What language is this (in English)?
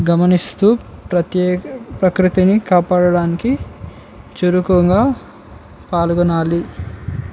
Telugu